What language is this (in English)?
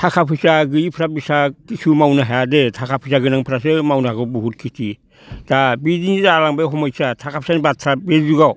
Bodo